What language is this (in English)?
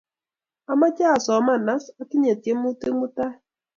Kalenjin